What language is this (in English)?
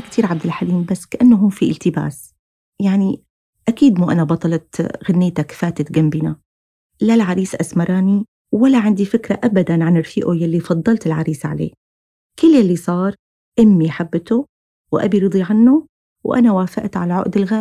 Arabic